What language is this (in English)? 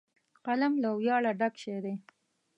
Pashto